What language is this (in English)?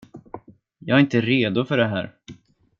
Swedish